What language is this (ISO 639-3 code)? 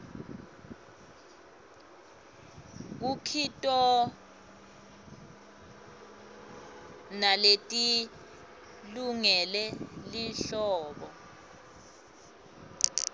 ssw